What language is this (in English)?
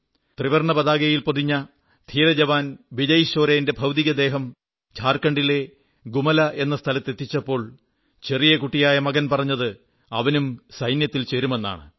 Malayalam